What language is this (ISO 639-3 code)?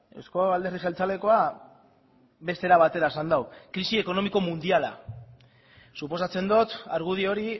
eus